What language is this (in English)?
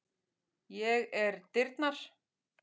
Icelandic